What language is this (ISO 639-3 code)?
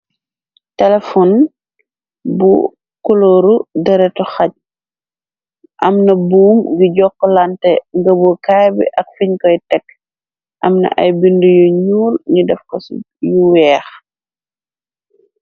wol